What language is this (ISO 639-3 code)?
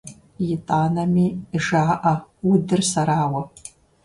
kbd